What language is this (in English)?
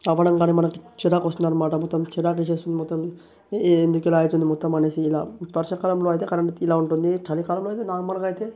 Telugu